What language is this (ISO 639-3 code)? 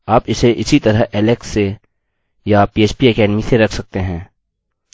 hin